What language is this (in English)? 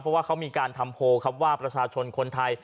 Thai